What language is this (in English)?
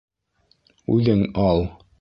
Bashkir